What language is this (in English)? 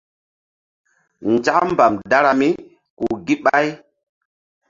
Mbum